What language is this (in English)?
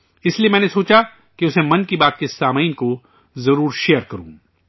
Urdu